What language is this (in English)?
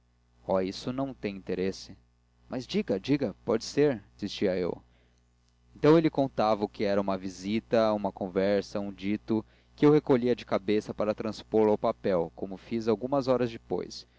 Portuguese